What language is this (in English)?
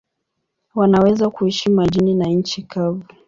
Swahili